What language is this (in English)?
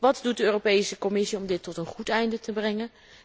Dutch